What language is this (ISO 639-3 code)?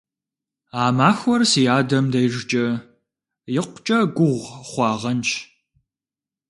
kbd